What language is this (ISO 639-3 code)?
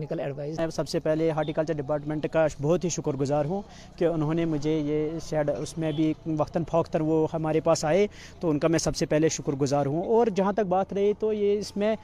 urd